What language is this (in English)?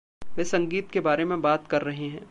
Hindi